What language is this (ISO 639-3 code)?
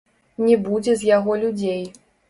bel